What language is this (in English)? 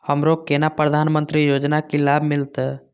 Maithili